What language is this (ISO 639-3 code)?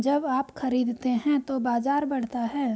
hin